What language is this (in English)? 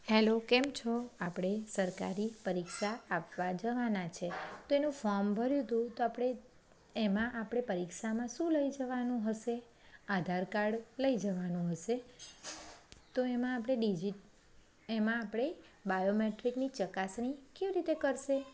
Gujarati